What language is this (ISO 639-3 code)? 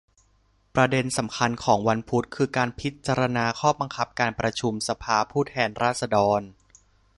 tha